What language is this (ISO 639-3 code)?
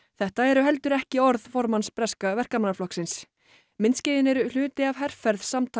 isl